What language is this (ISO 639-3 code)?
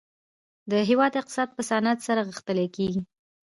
pus